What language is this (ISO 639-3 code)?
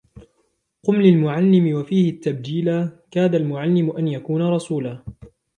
ara